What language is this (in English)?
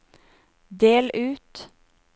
Norwegian